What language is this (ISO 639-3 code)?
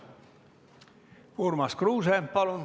est